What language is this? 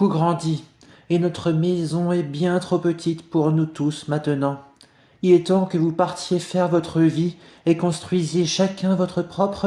French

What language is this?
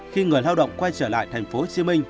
Vietnamese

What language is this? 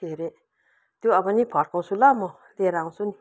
Nepali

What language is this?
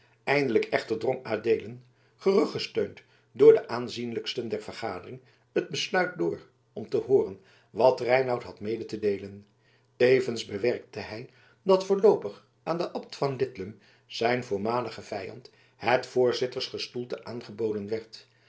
Dutch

